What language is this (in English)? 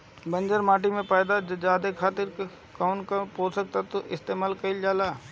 Bhojpuri